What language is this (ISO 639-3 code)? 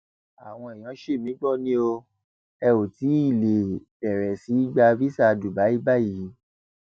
yor